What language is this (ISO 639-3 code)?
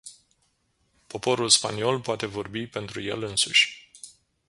ron